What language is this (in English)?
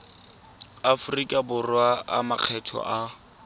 Tswana